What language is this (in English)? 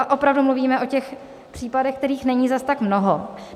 Czech